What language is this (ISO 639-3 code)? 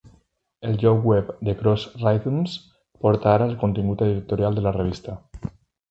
cat